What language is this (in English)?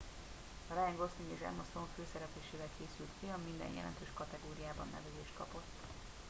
Hungarian